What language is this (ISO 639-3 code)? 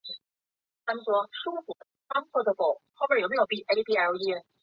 zho